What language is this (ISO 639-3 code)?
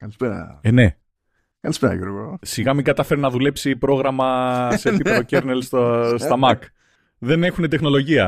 ell